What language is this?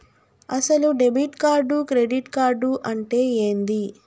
Telugu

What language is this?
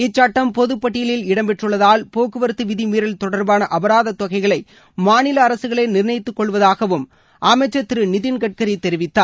Tamil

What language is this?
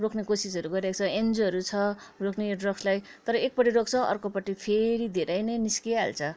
Nepali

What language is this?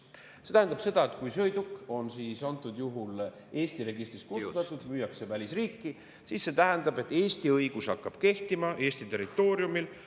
Estonian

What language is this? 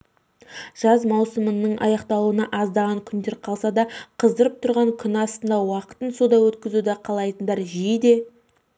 Kazakh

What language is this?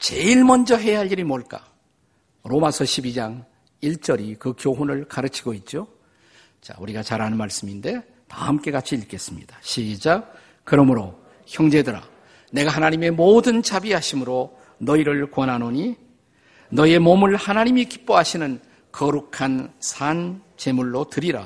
Korean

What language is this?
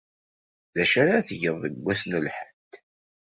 Kabyle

